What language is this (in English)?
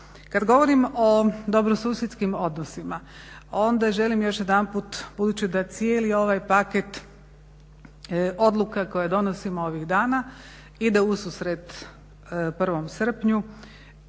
Croatian